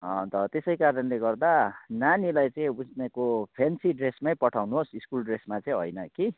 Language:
Nepali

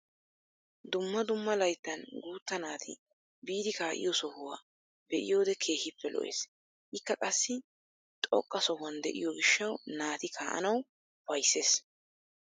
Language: Wolaytta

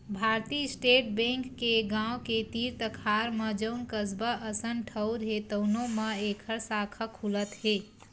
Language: Chhattisgarhi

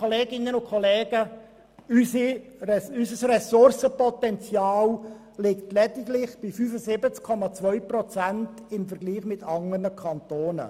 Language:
Swiss German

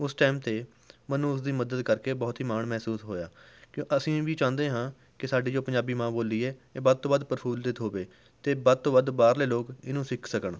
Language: Punjabi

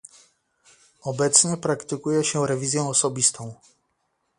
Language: Polish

